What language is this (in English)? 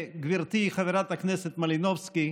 Hebrew